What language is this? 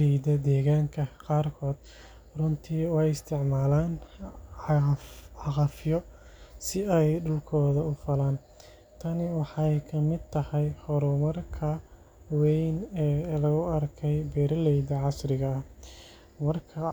Somali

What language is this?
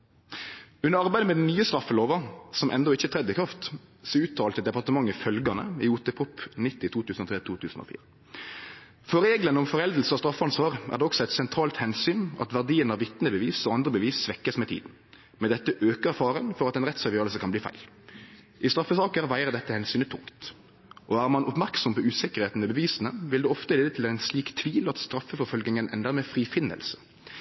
Norwegian Nynorsk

